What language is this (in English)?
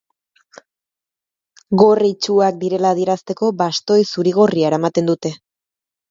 Basque